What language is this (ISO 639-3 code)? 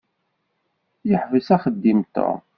kab